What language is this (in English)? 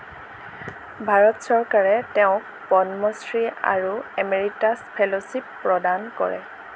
Assamese